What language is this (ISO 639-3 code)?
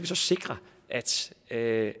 dan